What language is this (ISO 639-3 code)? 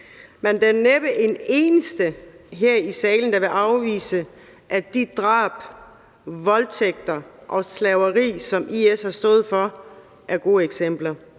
dan